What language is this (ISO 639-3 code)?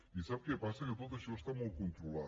cat